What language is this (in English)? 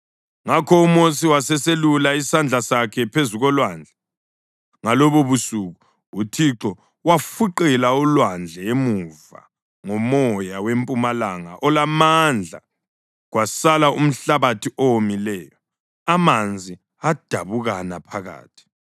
North Ndebele